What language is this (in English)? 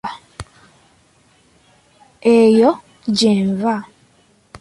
Ganda